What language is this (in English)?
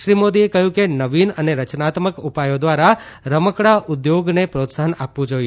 Gujarati